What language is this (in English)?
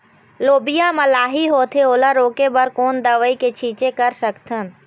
Chhattisgarhi